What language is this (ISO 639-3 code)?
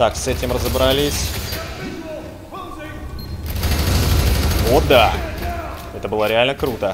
rus